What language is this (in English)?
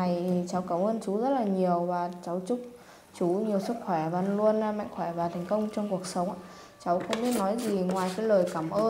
Vietnamese